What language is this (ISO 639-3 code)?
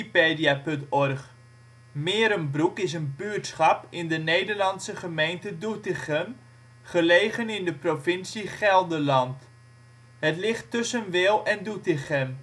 nld